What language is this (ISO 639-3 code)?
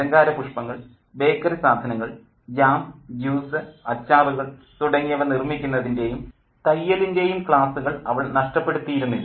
mal